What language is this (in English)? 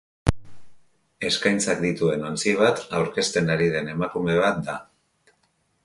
Basque